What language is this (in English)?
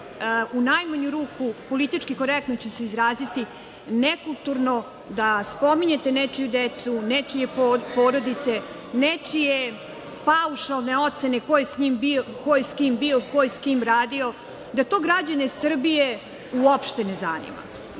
Serbian